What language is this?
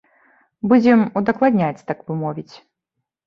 Belarusian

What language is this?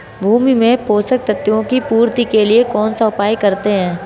Hindi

